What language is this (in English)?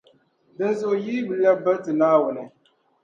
Dagbani